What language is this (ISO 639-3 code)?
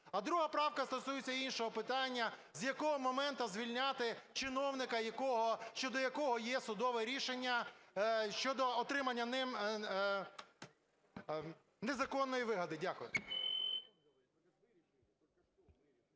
ukr